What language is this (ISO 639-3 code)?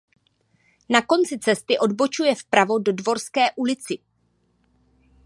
ces